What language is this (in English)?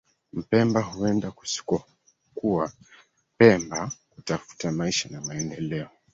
Swahili